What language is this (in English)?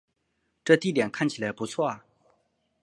Chinese